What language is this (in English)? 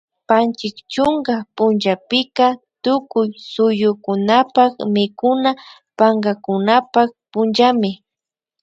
Imbabura Highland Quichua